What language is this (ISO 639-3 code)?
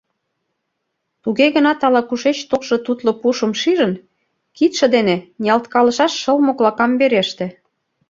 chm